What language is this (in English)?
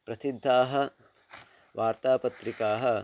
Sanskrit